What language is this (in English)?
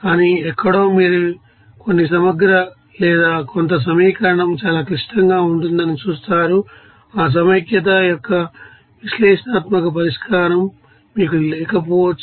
Telugu